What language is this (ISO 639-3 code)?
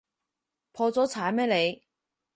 yue